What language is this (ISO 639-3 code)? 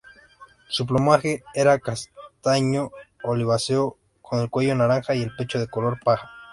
spa